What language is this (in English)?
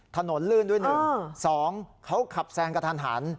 Thai